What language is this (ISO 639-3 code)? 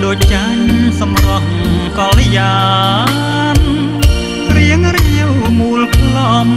tha